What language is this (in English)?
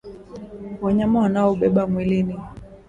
Swahili